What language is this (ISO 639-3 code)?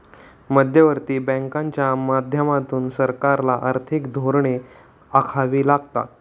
mar